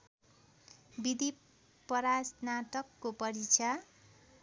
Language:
Nepali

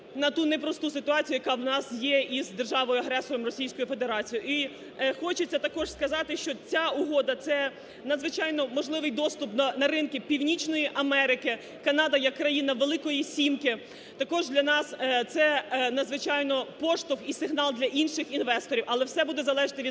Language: Ukrainian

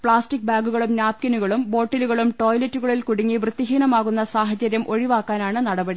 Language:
Malayalam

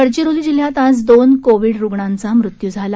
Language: Marathi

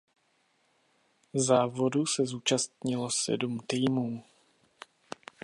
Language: Czech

